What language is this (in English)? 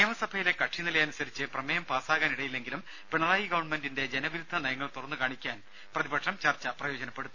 Malayalam